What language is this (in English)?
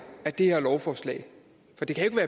Danish